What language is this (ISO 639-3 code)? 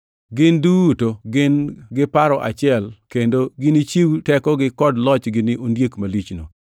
luo